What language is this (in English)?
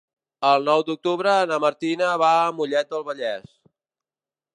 Catalan